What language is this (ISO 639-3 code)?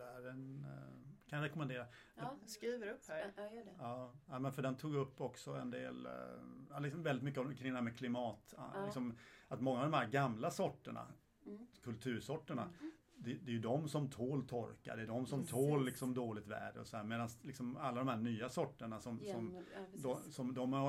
swe